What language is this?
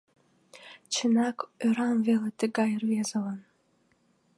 Mari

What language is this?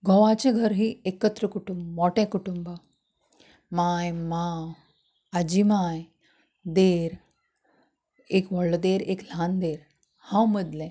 Konkani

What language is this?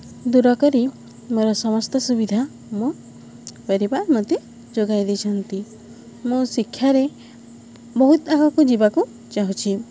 Odia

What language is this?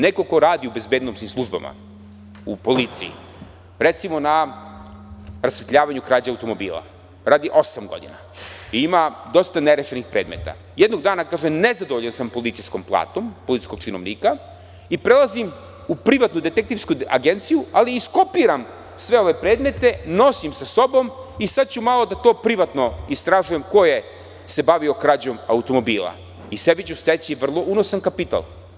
Serbian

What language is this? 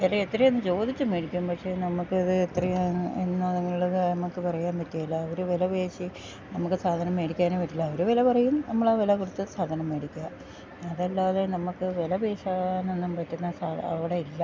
Malayalam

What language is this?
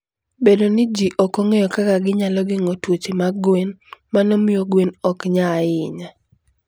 Luo (Kenya and Tanzania)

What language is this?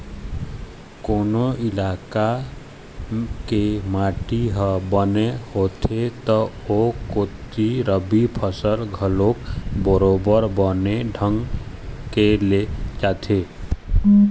Chhattisgarhi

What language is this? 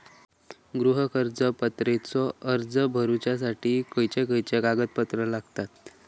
Marathi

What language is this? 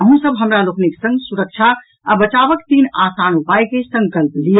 Maithili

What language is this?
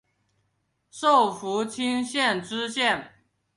Chinese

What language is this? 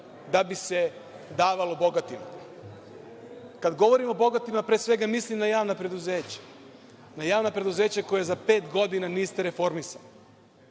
Serbian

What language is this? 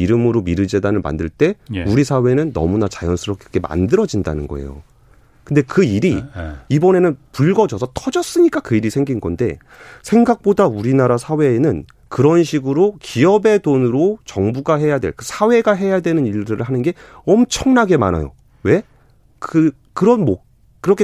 Korean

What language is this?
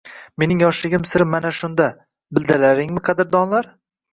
Uzbek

